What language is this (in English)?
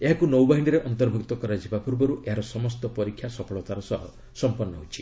Odia